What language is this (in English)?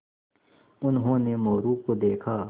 Hindi